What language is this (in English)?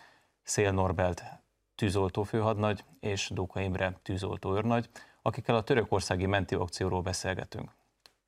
Hungarian